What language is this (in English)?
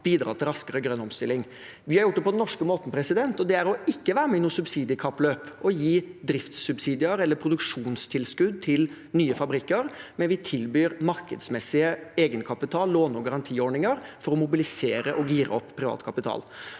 Norwegian